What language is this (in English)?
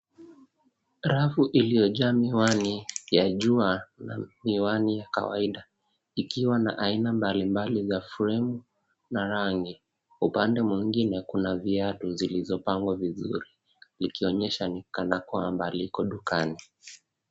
Swahili